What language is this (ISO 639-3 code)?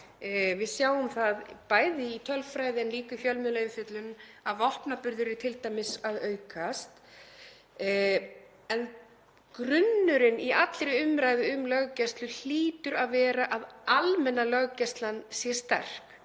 isl